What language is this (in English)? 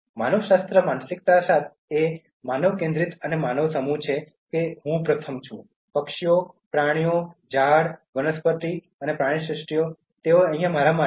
Gujarati